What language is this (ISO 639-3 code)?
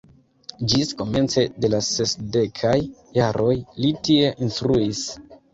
epo